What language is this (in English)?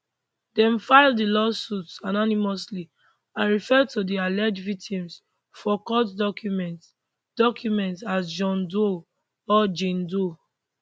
Nigerian Pidgin